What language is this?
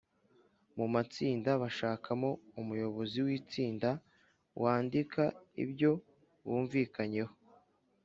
Kinyarwanda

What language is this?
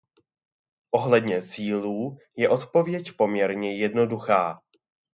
Czech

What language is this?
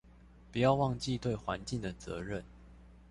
Chinese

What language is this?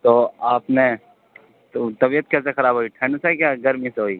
Urdu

